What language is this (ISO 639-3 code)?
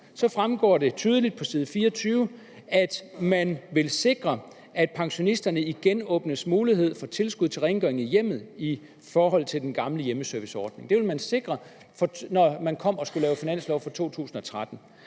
dan